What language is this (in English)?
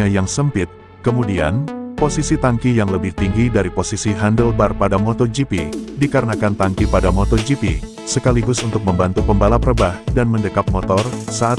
Indonesian